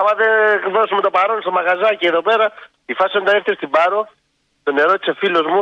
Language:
Greek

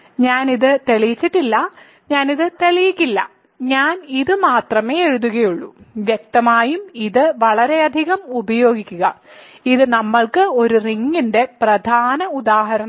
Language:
Malayalam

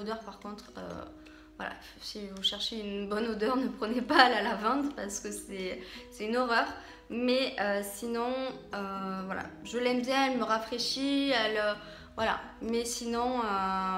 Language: French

